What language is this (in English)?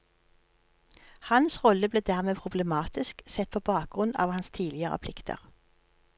Norwegian